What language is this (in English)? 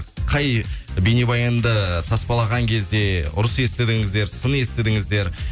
Kazakh